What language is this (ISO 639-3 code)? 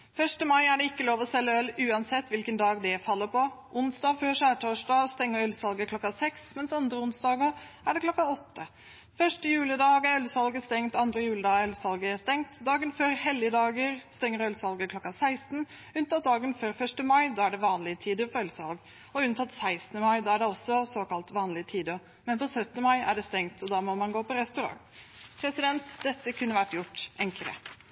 nob